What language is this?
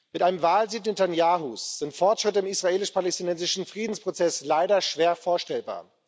German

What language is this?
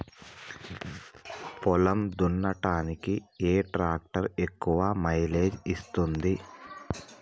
Telugu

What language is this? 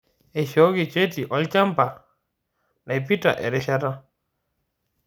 Masai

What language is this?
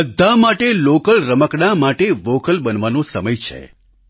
Gujarati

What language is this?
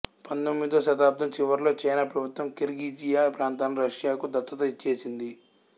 Telugu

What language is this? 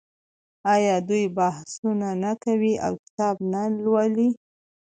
Pashto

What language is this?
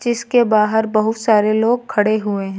Hindi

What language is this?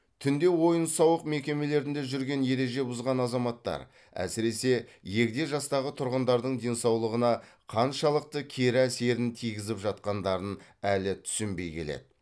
Kazakh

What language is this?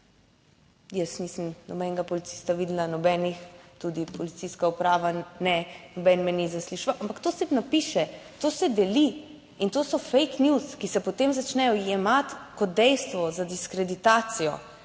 Slovenian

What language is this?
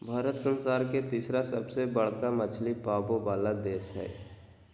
Magahi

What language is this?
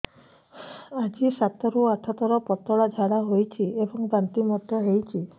Odia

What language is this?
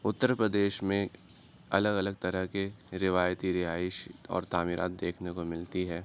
Urdu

